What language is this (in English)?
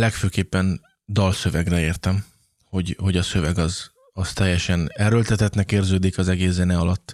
Hungarian